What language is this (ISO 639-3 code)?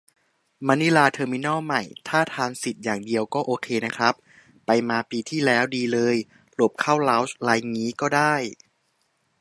tha